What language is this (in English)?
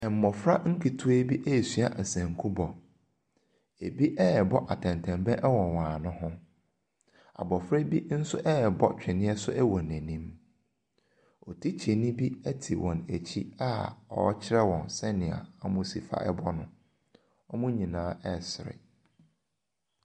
Akan